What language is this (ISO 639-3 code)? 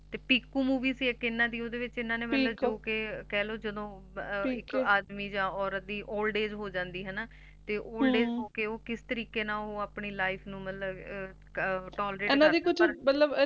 pan